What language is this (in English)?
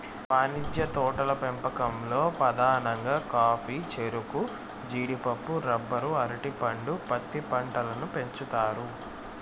Telugu